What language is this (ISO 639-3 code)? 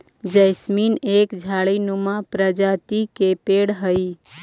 mag